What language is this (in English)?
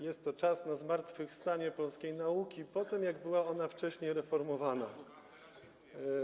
Polish